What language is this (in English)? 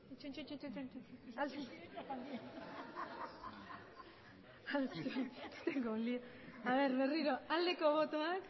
Basque